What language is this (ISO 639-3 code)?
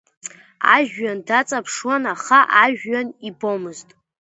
abk